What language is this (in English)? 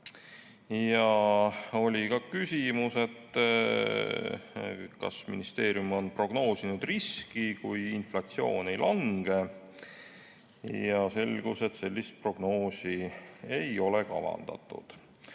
Estonian